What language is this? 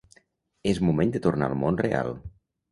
Catalan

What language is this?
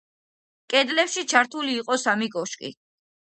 Georgian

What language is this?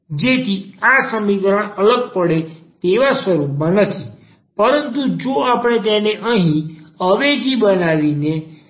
Gujarati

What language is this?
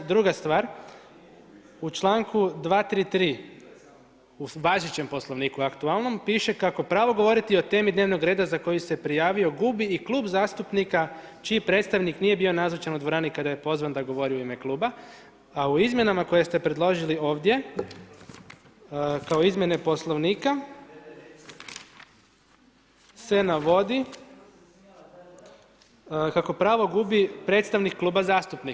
Croatian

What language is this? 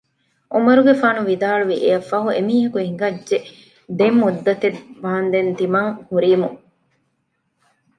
Divehi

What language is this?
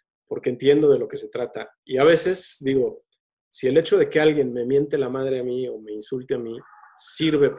Spanish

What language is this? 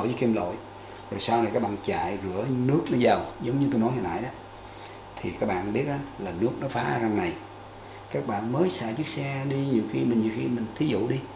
Vietnamese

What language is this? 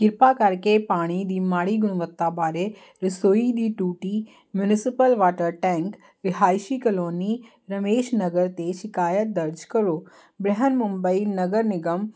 Punjabi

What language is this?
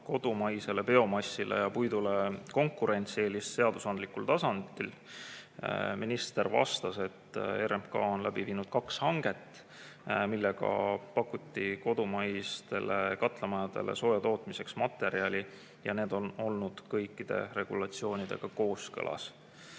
Estonian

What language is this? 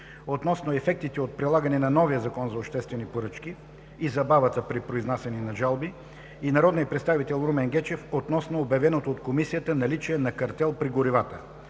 Bulgarian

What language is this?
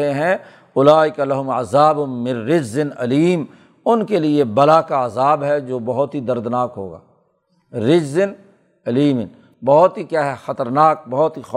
Urdu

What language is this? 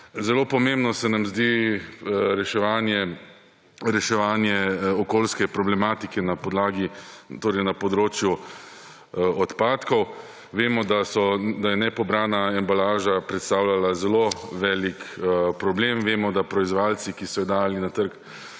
Slovenian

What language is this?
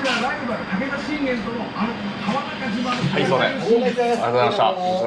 Japanese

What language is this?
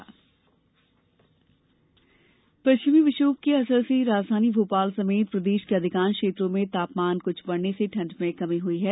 Hindi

